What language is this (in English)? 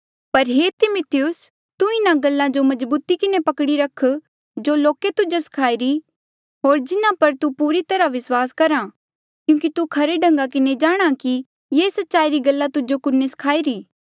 Mandeali